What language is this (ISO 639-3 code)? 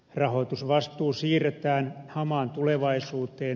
fin